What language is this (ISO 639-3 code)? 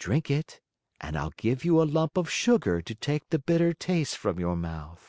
eng